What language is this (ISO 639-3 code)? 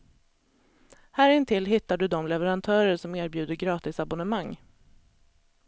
swe